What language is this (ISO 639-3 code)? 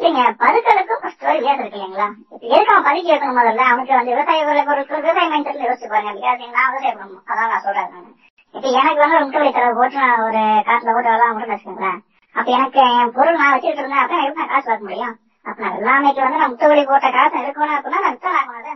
tam